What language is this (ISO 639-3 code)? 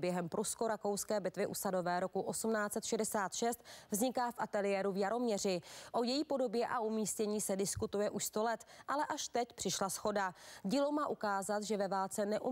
ces